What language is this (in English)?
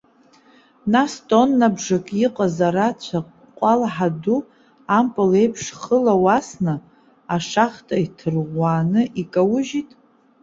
Abkhazian